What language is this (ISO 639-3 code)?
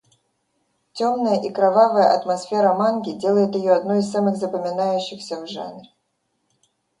rus